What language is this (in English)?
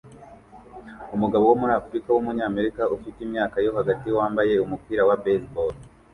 Kinyarwanda